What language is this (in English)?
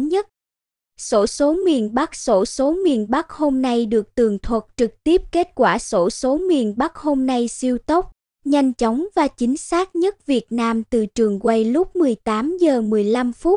Vietnamese